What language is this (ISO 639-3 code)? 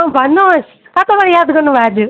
nep